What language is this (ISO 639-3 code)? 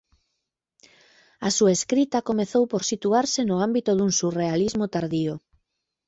glg